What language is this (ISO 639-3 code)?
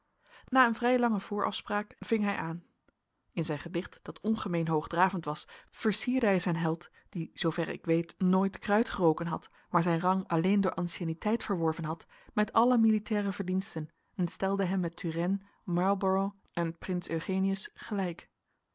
nld